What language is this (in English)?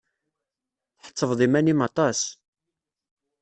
Kabyle